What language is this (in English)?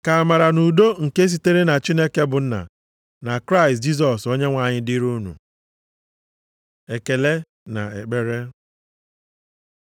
Igbo